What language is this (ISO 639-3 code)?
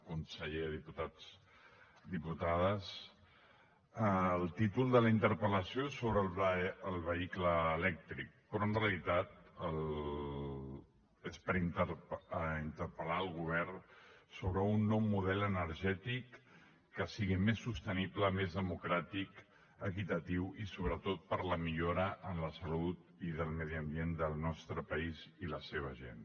cat